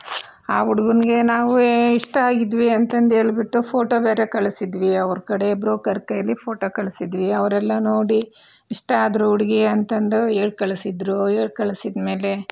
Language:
Kannada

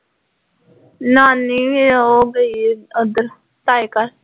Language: Punjabi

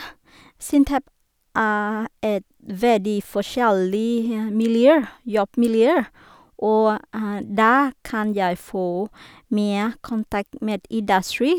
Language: Norwegian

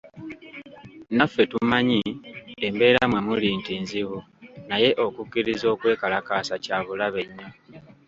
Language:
Ganda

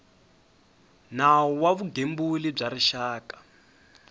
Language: Tsonga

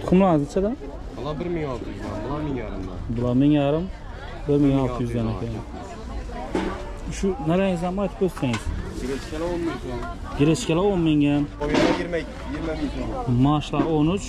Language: Turkish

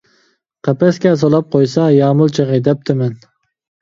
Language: Uyghur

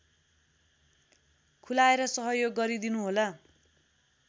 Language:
Nepali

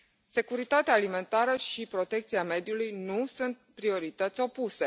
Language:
Romanian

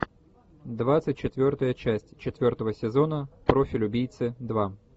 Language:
Russian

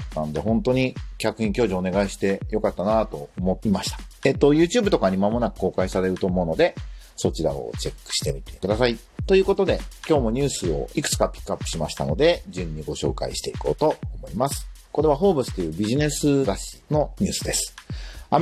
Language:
Japanese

